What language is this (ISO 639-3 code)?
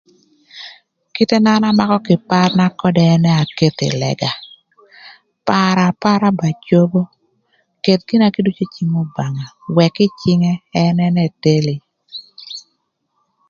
lth